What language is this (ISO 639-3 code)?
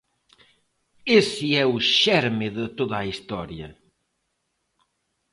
glg